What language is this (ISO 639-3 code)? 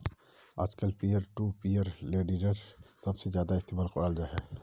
mag